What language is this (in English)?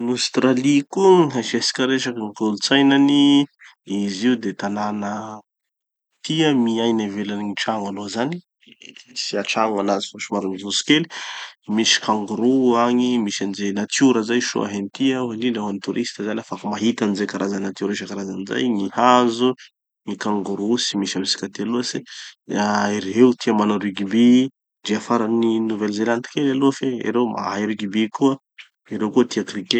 Tanosy Malagasy